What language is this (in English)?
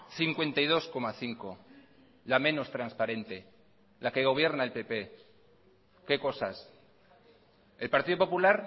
Spanish